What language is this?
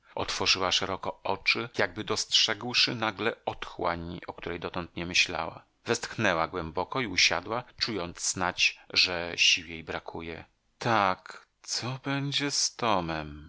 Polish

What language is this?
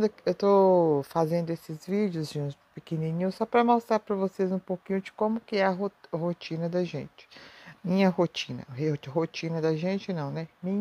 Portuguese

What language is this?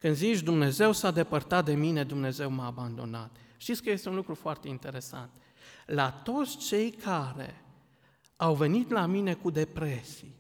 Romanian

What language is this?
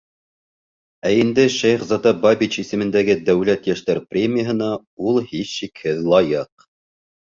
Bashkir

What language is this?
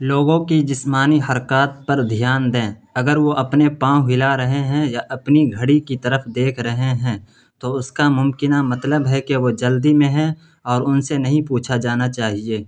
Urdu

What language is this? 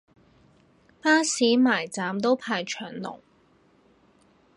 Cantonese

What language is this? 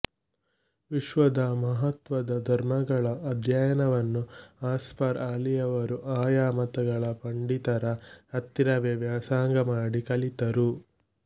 Kannada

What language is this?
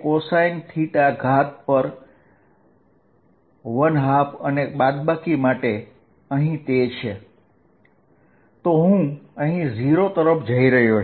Gujarati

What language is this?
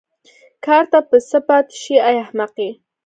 Pashto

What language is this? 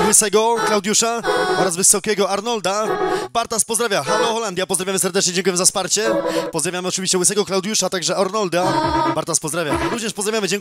Polish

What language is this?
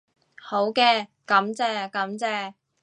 Cantonese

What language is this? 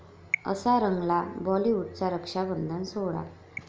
Marathi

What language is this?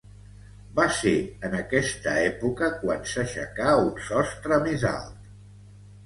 Catalan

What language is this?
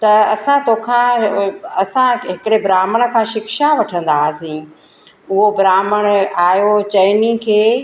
Sindhi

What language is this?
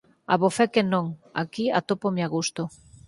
Galician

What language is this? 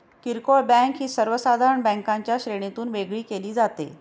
Marathi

